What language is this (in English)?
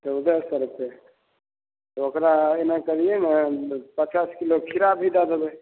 Maithili